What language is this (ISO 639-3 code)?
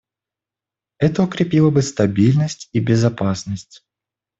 rus